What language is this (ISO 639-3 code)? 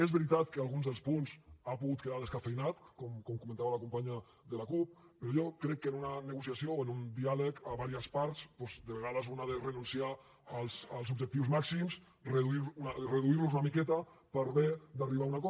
cat